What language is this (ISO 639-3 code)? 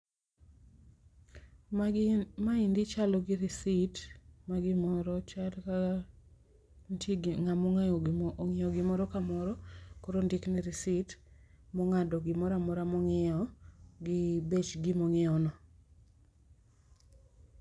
luo